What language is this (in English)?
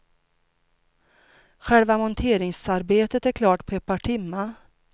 Swedish